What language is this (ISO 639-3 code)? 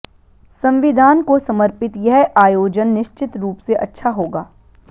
hin